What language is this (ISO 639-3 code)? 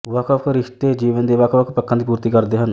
pan